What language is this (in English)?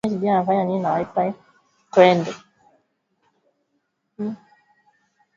Swahili